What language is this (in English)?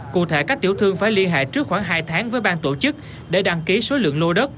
Vietnamese